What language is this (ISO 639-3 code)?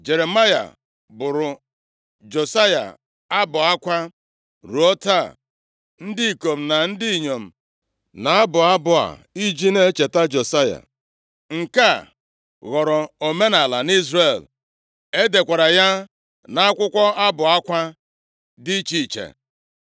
ibo